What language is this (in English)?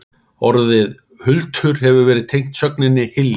Icelandic